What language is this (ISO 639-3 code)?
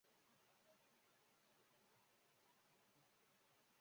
zho